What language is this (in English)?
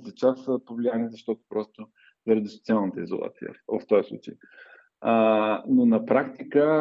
Bulgarian